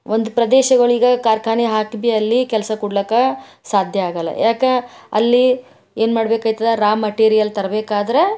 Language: Kannada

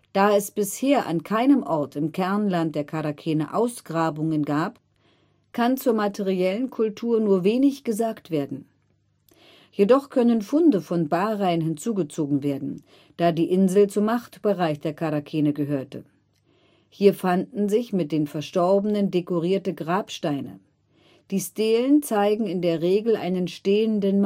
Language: German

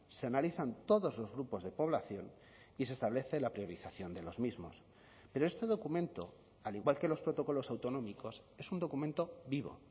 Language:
Spanish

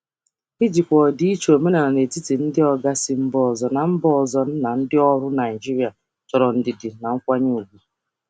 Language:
Igbo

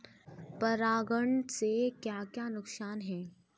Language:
Hindi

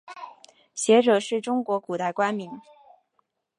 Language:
Chinese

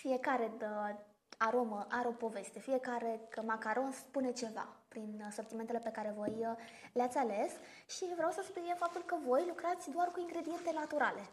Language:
Romanian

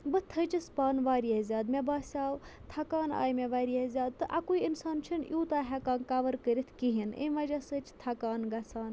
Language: Kashmiri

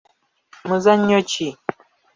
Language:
Ganda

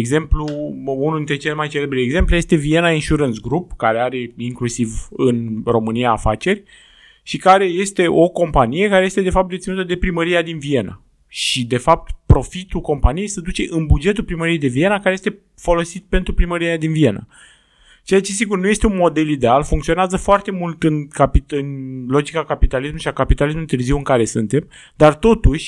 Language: Romanian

